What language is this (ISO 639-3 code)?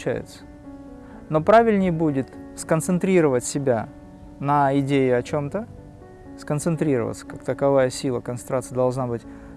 rus